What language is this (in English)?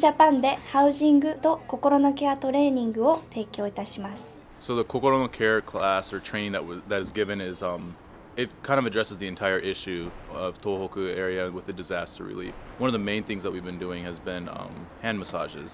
Japanese